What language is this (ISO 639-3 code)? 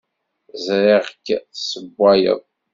kab